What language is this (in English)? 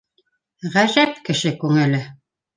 Bashkir